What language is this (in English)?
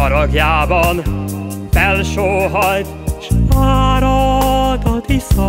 Hungarian